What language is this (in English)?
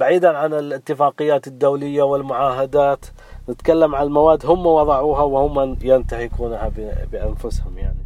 Arabic